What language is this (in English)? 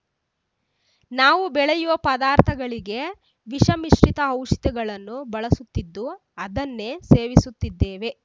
Kannada